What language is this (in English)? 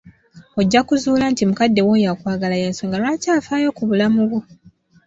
Ganda